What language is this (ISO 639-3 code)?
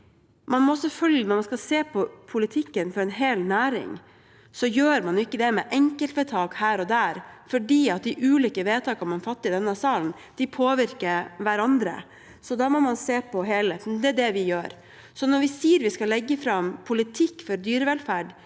nor